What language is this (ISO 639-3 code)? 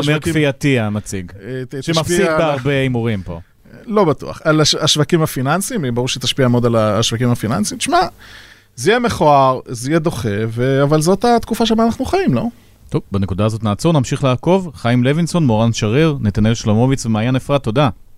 heb